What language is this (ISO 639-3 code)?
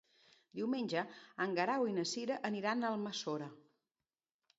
cat